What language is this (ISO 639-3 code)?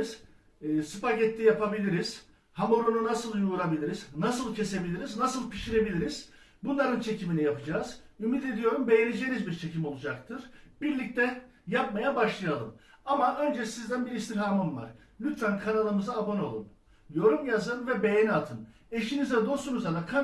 tur